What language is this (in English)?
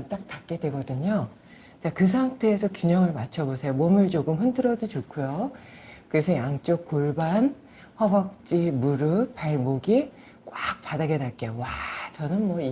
Korean